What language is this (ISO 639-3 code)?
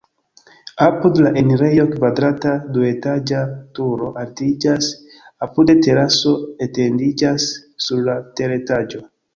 epo